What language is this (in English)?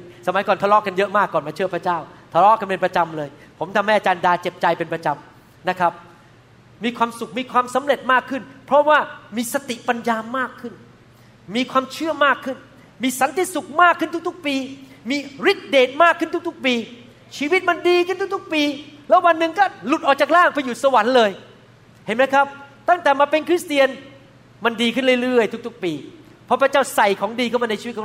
Thai